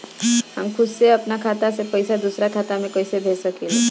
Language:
Bhojpuri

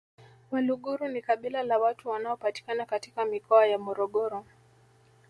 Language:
Swahili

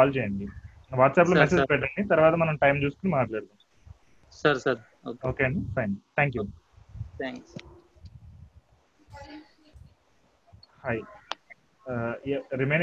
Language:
Telugu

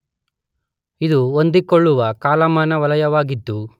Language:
Kannada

